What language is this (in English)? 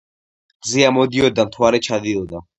Georgian